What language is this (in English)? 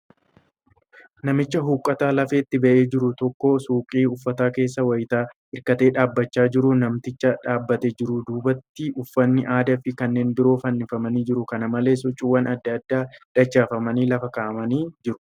Oromo